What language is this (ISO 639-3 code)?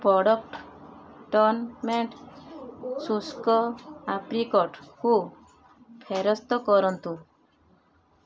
ori